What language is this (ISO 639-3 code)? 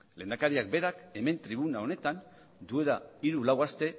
eus